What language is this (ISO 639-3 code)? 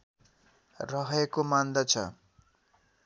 nep